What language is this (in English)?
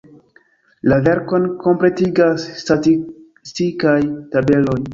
Esperanto